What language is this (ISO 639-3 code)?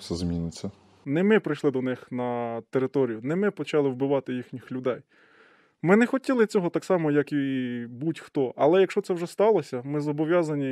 ukr